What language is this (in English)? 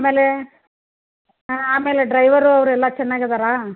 Kannada